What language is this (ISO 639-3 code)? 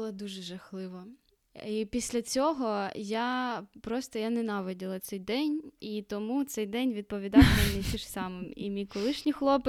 ukr